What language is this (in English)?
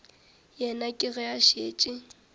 Northern Sotho